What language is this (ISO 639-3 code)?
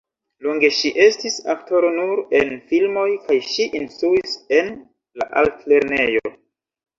epo